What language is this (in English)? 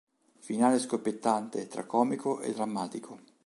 Italian